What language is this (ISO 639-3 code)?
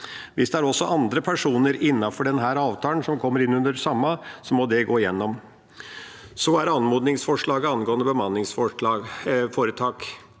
nor